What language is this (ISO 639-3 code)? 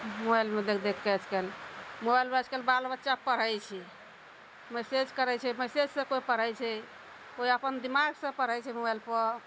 mai